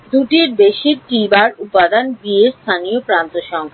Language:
Bangla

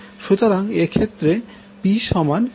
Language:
Bangla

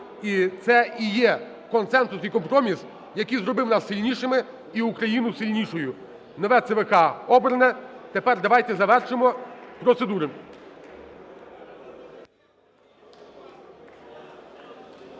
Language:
Ukrainian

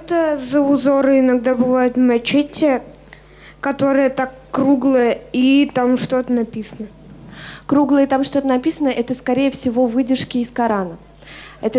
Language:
Russian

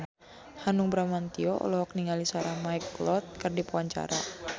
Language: Sundanese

